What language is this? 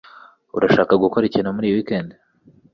Kinyarwanda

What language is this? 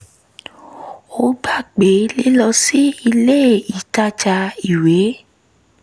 Yoruba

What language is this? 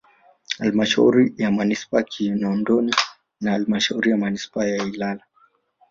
Swahili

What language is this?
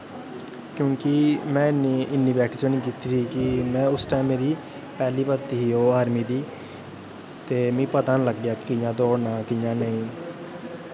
Dogri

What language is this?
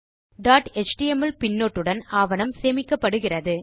Tamil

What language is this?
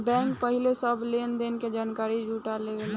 Bhojpuri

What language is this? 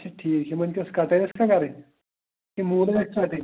Kashmiri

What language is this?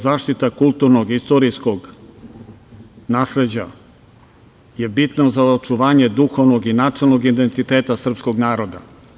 Serbian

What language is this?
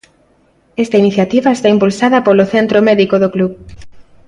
Galician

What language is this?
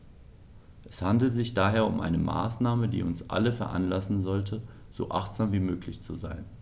German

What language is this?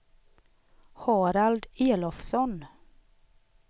Swedish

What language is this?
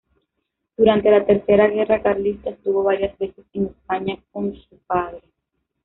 Spanish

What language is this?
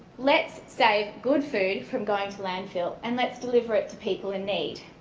English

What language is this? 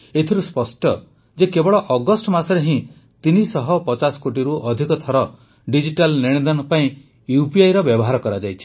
Odia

